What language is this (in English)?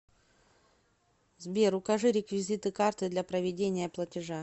Russian